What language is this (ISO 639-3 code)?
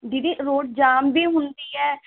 pan